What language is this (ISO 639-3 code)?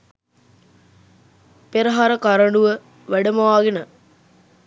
sin